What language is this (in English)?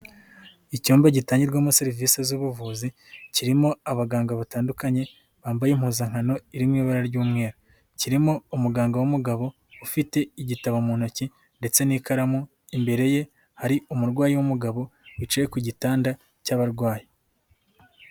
Kinyarwanda